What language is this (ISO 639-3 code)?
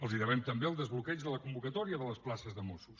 cat